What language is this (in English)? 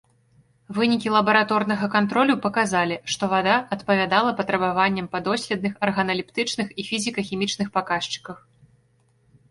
Belarusian